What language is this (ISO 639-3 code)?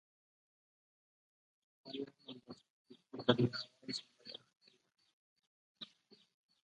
ind